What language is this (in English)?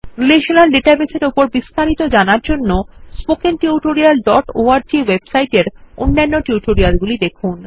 Bangla